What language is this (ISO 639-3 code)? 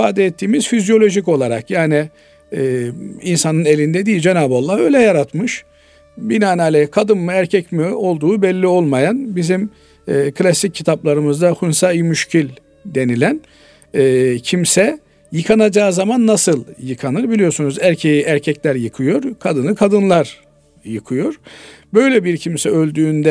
tur